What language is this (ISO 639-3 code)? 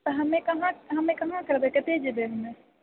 mai